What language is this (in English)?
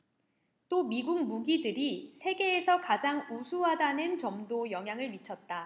Korean